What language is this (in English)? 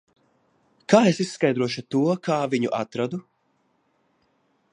Latvian